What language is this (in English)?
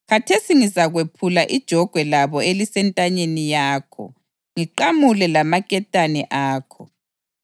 North Ndebele